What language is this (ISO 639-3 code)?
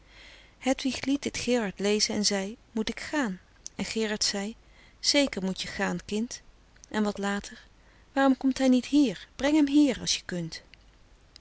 nld